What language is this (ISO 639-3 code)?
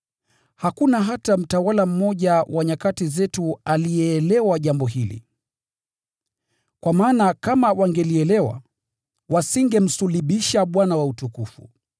swa